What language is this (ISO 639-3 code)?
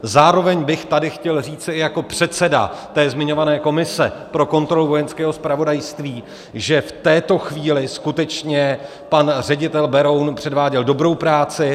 ces